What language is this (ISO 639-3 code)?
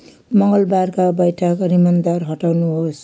nep